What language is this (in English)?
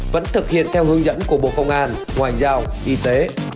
Vietnamese